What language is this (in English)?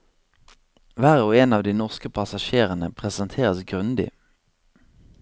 Norwegian